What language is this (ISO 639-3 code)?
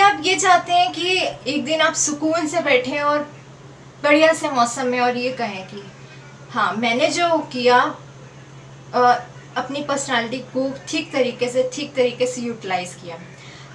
hin